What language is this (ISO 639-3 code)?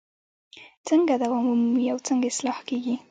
pus